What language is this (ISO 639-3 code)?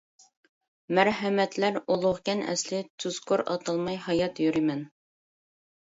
uig